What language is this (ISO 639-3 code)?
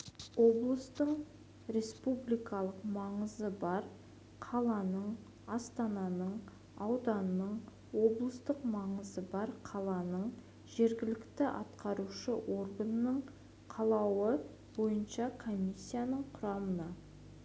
kaz